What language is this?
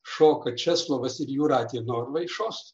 Lithuanian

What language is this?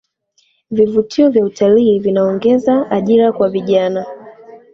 Swahili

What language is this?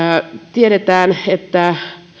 Finnish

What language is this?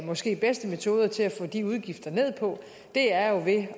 Danish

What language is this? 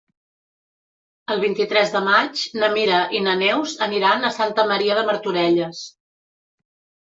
Catalan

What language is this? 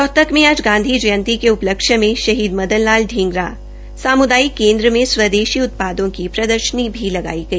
Hindi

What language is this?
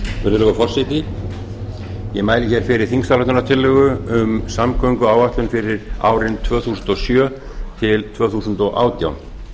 Icelandic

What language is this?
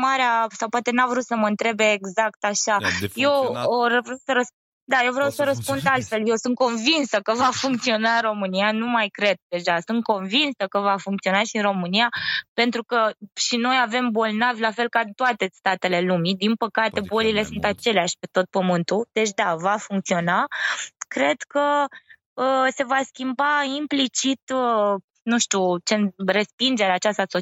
Romanian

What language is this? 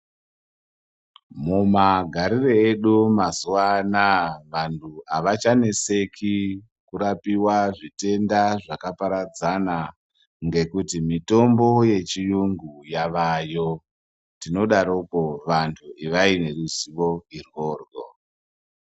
Ndau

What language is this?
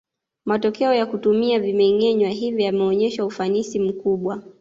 Swahili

